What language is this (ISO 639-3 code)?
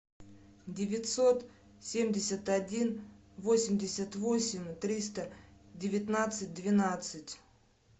rus